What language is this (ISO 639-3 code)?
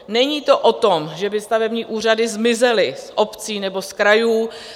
ces